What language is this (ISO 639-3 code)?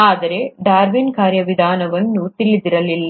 kan